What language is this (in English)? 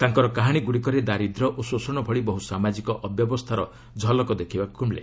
Odia